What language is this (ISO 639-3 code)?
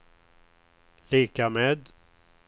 swe